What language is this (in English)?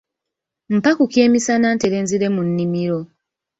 Ganda